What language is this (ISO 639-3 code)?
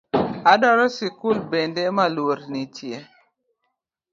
luo